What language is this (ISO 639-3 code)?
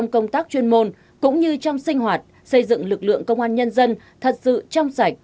vie